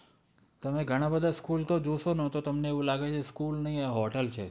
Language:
Gujarati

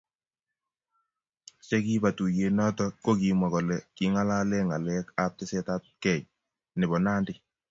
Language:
Kalenjin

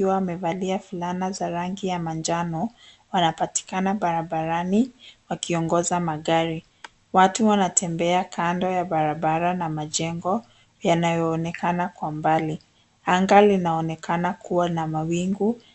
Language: Swahili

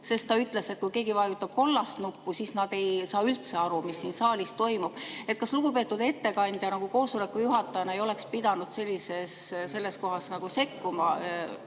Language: Estonian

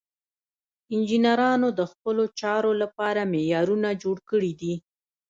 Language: Pashto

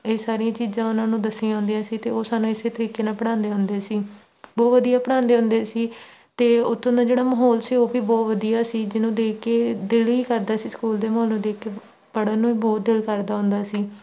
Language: Punjabi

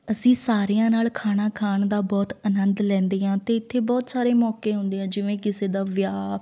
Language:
Punjabi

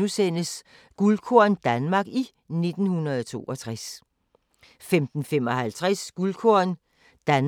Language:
Danish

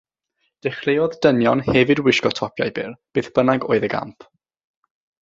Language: Welsh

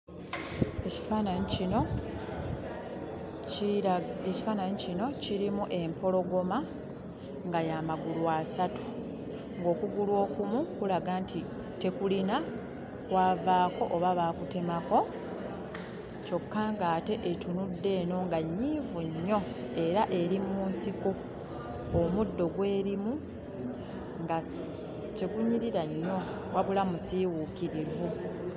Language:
Ganda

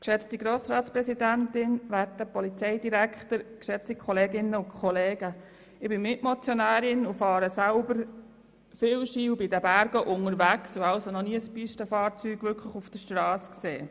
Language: Swiss German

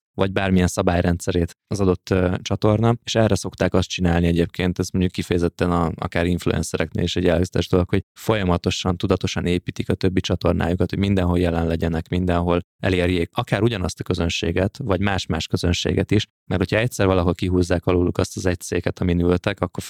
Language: Hungarian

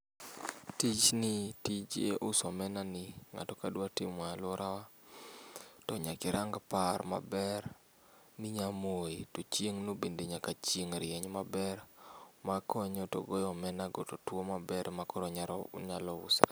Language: Luo (Kenya and Tanzania)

